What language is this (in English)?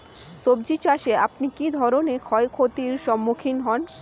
Bangla